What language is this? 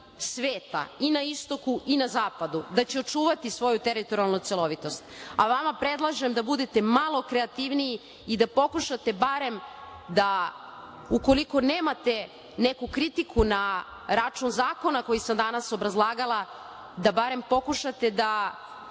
Serbian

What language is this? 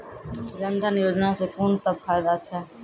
Maithili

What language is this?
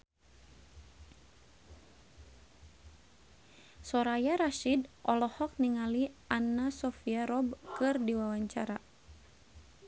Sundanese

